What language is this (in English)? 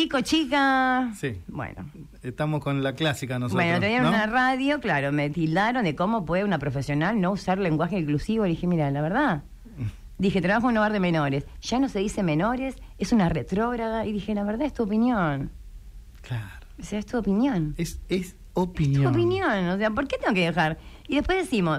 Spanish